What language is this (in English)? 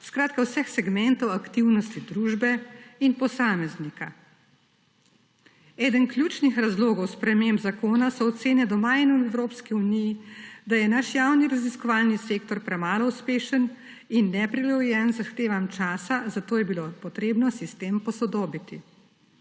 Slovenian